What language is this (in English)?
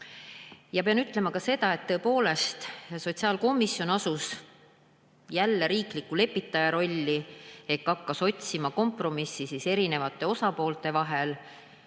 Estonian